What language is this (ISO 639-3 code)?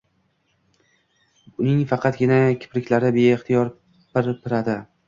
uzb